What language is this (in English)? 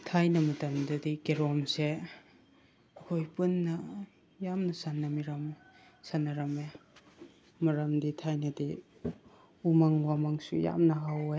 Manipuri